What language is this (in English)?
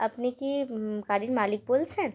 Bangla